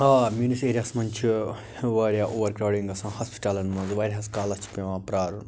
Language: Kashmiri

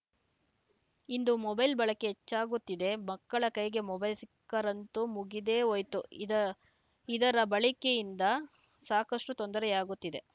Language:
Kannada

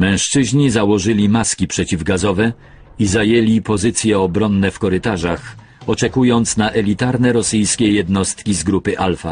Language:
Polish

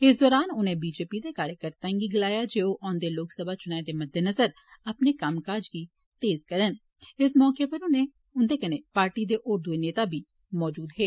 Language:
Dogri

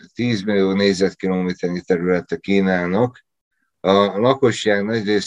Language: Hungarian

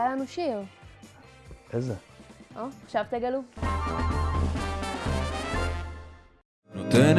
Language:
Hebrew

